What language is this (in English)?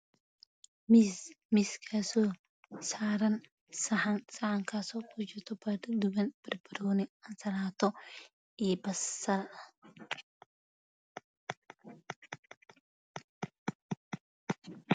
Somali